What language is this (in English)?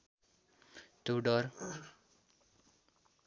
Nepali